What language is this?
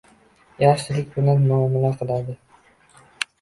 Uzbek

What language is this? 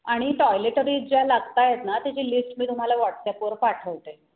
Marathi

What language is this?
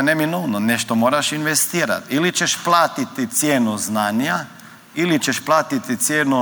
Croatian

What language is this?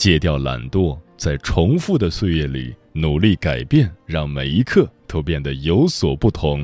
Chinese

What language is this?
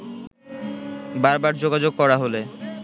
Bangla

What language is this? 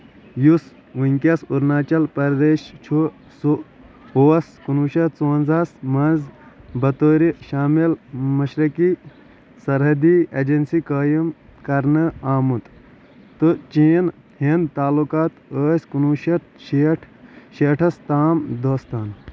Kashmiri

